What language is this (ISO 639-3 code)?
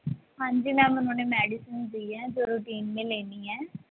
pan